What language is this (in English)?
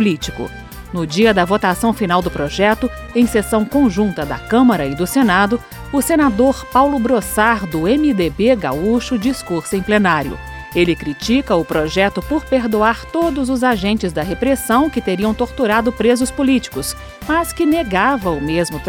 Portuguese